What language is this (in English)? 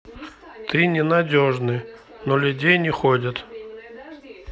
Russian